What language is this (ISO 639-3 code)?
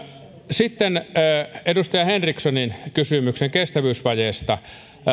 fin